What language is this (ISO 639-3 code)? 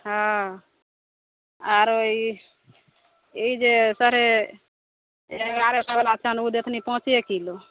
mai